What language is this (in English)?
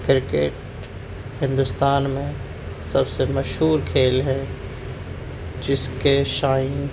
Urdu